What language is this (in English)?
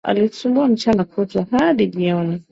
Swahili